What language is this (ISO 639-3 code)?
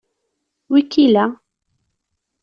kab